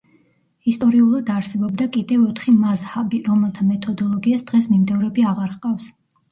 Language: Georgian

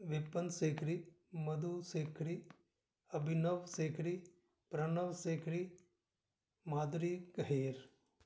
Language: Punjabi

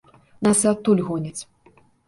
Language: Belarusian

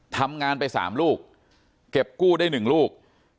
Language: Thai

